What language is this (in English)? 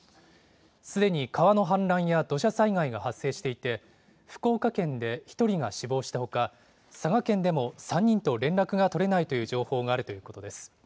Japanese